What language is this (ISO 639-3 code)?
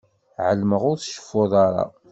kab